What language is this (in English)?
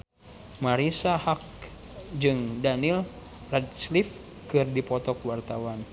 Sundanese